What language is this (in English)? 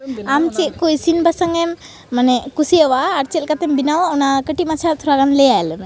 Santali